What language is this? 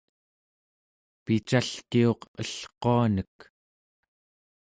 Central Yupik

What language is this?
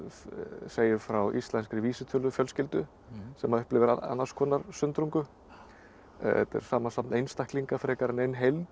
Icelandic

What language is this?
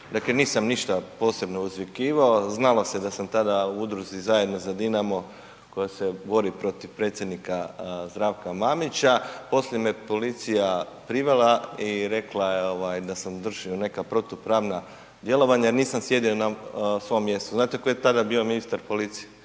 Croatian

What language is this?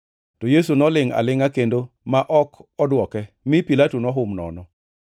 Luo (Kenya and Tanzania)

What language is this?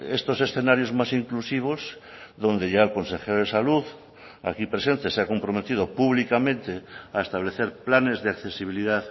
Spanish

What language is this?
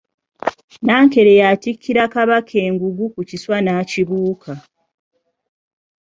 Ganda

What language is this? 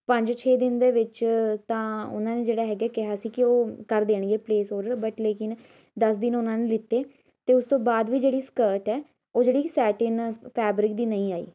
Punjabi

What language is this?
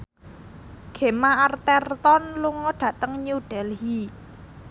Javanese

